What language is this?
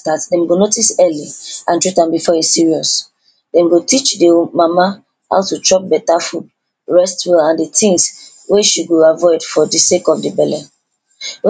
Nigerian Pidgin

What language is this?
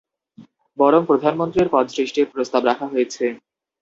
Bangla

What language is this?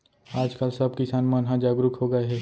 Chhattisgarhi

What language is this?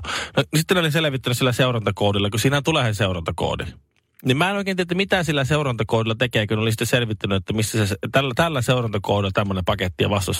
Finnish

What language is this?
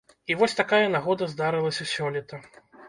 Belarusian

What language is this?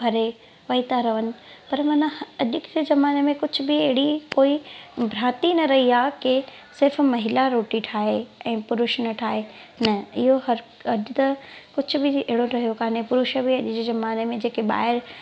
Sindhi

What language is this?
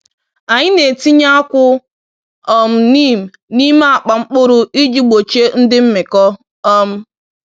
Igbo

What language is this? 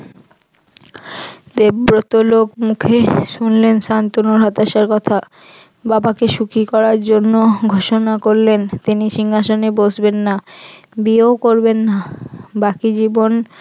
Bangla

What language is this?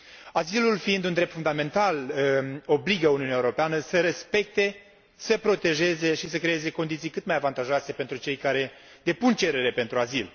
Romanian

